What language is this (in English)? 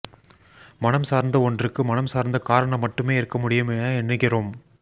Tamil